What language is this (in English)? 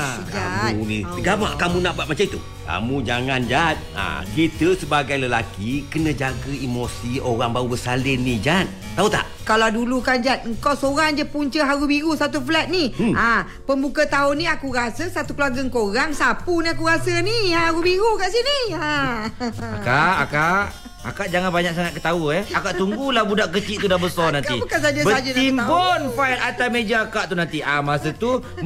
Malay